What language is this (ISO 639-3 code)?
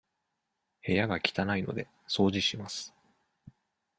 jpn